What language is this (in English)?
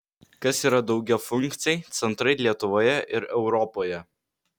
Lithuanian